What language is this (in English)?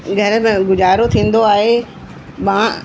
Sindhi